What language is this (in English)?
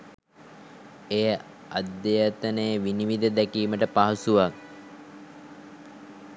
Sinhala